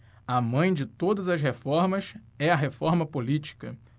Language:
Portuguese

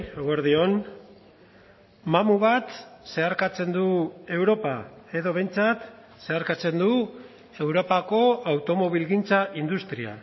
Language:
Basque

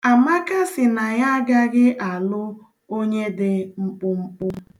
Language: Igbo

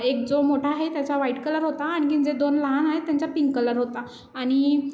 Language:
Marathi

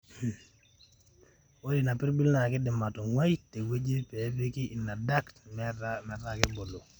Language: Masai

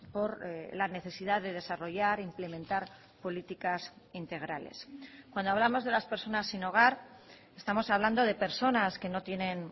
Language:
Spanish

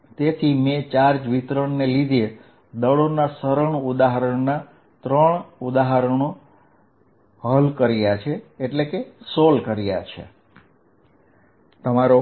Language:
Gujarati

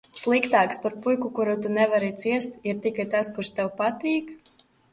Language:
Latvian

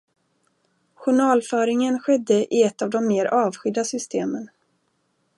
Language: Swedish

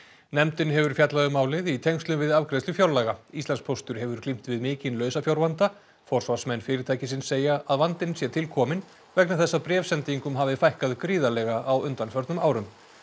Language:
Icelandic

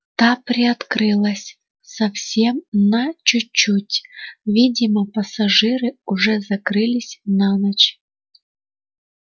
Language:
Russian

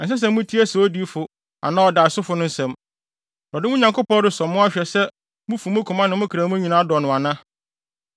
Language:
Akan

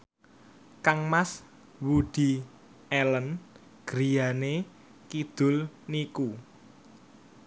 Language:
Javanese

